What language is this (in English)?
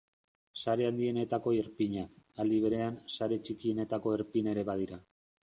Basque